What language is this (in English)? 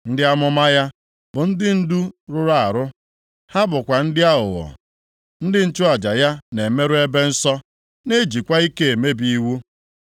Igbo